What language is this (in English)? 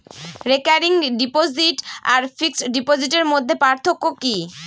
Bangla